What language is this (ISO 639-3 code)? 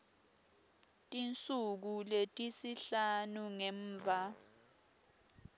ssw